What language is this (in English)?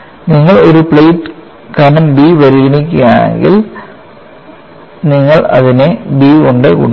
Malayalam